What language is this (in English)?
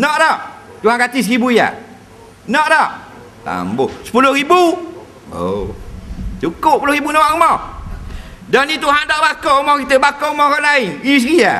Malay